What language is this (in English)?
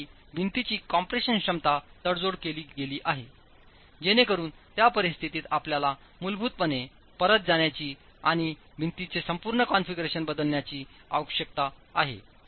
Marathi